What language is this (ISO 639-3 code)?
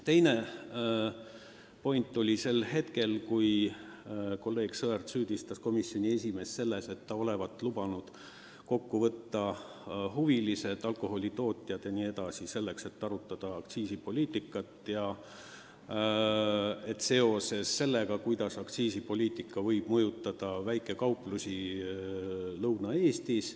est